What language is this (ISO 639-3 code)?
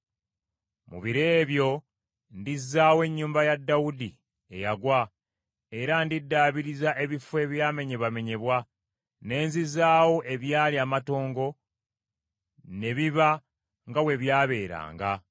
lug